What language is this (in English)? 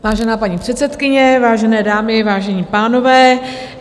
Czech